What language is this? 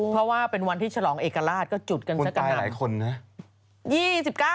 Thai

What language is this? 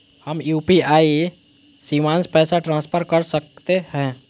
Magahi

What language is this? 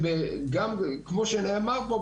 Hebrew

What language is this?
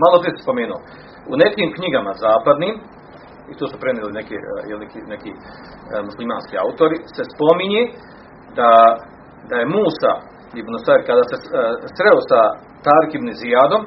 Croatian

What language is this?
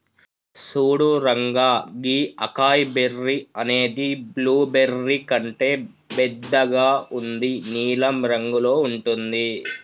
Telugu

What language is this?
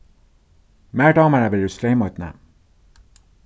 Faroese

